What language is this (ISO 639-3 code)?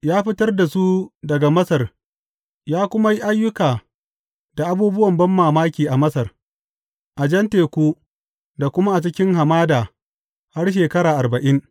hau